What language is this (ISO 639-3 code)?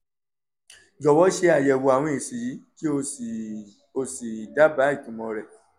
yor